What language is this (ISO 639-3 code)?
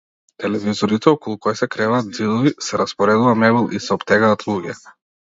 mkd